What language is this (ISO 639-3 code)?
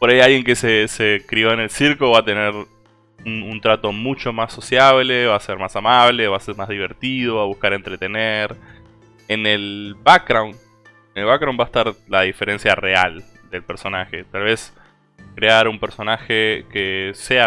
spa